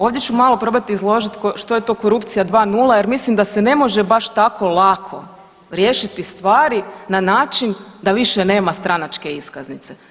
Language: Croatian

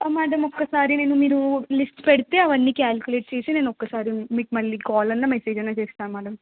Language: Telugu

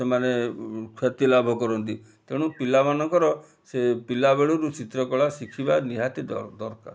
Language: Odia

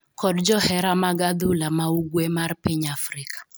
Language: Luo (Kenya and Tanzania)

